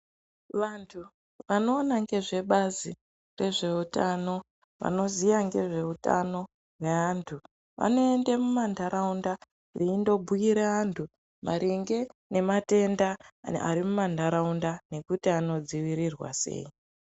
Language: Ndau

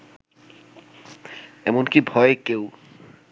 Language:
Bangla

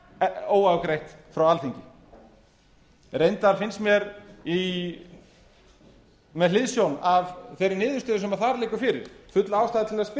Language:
Icelandic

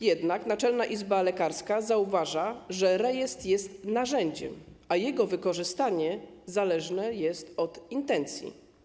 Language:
Polish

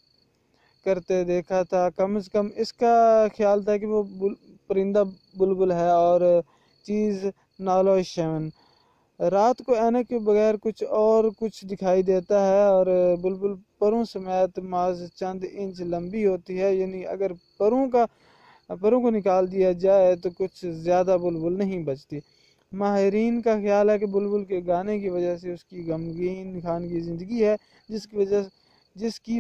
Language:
Urdu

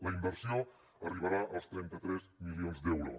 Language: Catalan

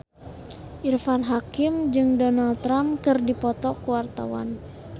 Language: Sundanese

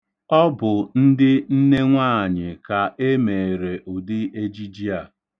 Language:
Igbo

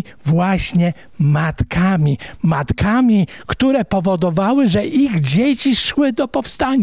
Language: Polish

